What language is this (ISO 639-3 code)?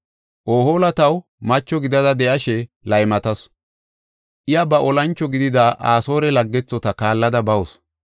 gof